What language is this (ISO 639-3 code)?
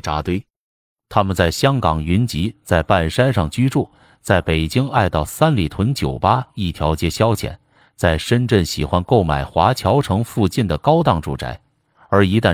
zho